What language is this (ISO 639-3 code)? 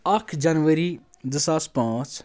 kas